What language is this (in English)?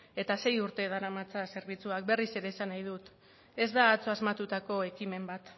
Basque